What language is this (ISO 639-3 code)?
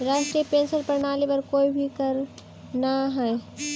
mag